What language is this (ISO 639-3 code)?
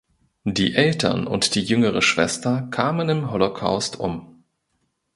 deu